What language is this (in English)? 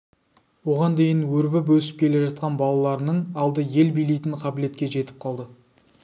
Kazakh